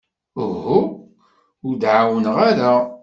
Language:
Kabyle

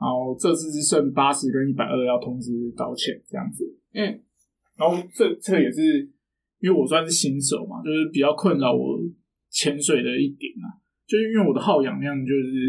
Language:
Chinese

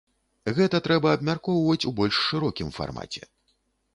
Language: Belarusian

